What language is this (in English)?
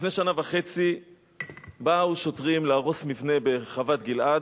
Hebrew